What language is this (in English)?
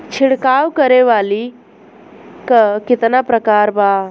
Bhojpuri